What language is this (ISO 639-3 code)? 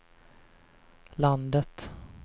swe